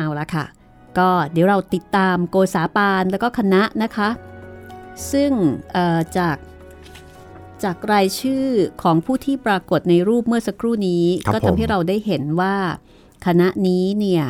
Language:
Thai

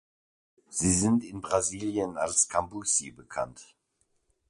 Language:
German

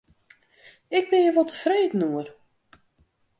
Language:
Western Frisian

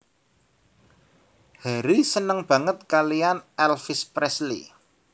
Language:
Javanese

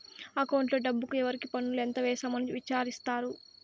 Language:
Telugu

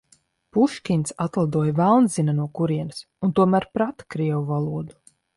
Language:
Latvian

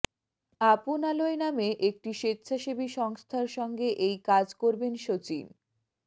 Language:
Bangla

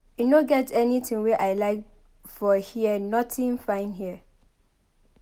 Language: Nigerian Pidgin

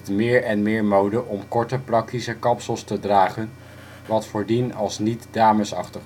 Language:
Dutch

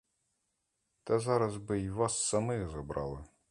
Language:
Ukrainian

